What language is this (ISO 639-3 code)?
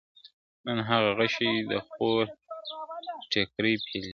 pus